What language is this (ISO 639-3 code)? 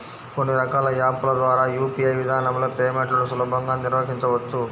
tel